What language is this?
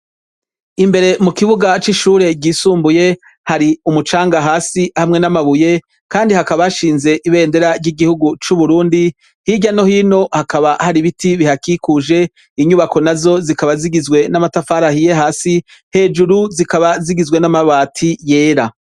Rundi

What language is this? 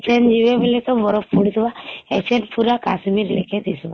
Odia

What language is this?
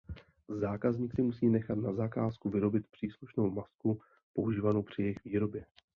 Czech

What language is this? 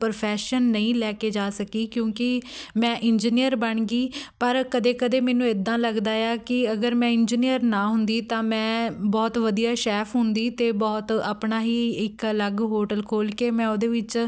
Punjabi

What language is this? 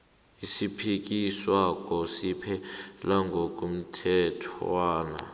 South Ndebele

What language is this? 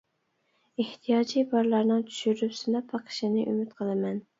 Uyghur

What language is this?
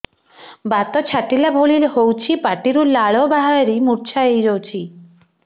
Odia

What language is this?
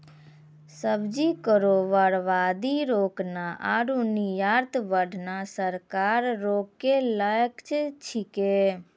Maithili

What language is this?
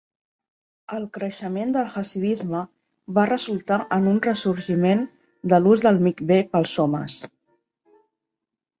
Catalan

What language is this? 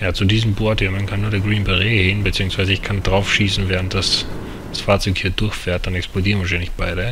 German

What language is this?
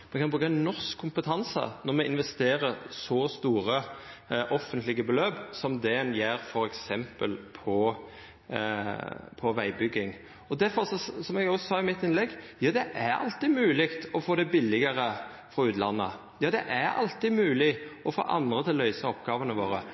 Norwegian Nynorsk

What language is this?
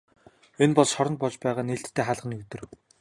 Mongolian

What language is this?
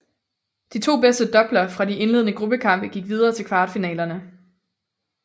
Danish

